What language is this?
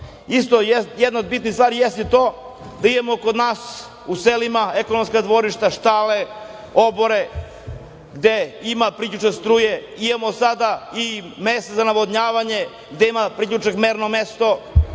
Serbian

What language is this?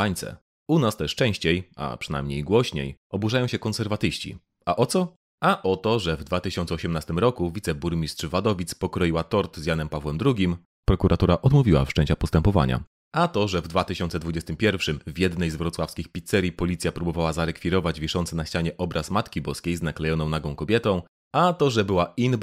Polish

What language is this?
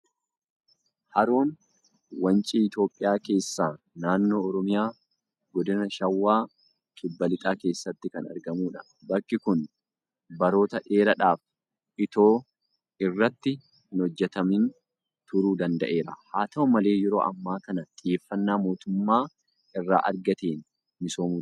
Oromo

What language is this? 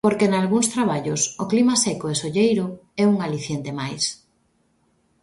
Galician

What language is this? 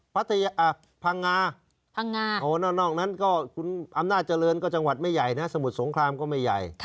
Thai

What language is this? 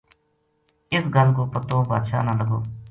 Gujari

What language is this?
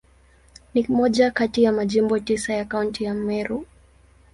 Swahili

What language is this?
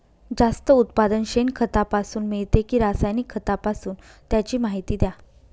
Marathi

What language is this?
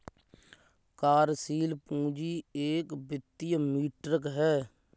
Hindi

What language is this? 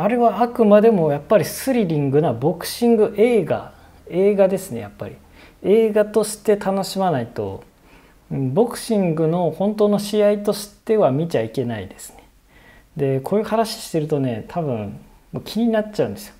Japanese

